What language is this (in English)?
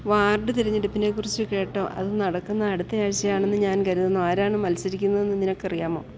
Malayalam